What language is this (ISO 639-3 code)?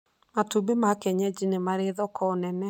kik